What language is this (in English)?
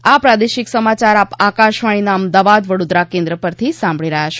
Gujarati